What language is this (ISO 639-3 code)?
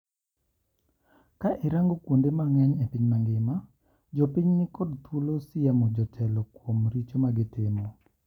luo